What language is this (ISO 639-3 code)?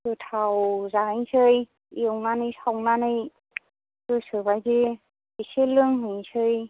brx